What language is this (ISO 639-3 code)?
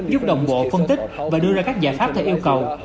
vie